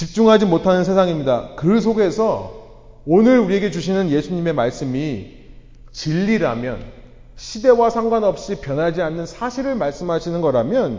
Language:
Korean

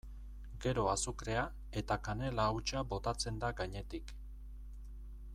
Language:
Basque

